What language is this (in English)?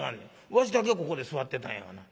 Japanese